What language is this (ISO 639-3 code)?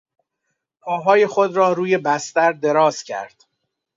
fas